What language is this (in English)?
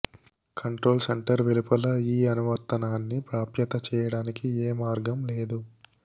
Telugu